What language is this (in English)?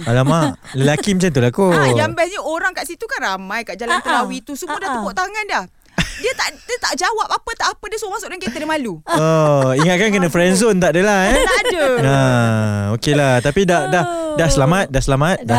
Malay